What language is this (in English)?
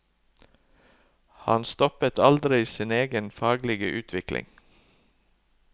Norwegian